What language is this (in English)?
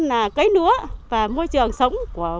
Vietnamese